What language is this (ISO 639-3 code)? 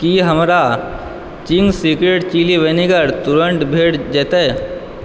mai